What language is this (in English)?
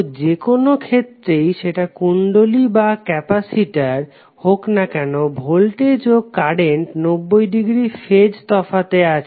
Bangla